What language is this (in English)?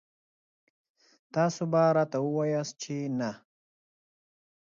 Pashto